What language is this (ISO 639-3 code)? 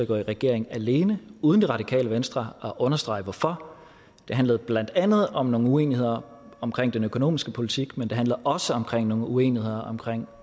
dan